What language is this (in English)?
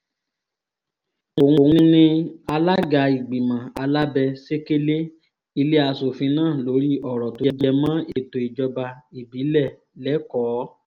Yoruba